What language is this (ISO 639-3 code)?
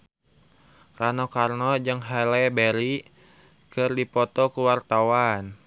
sun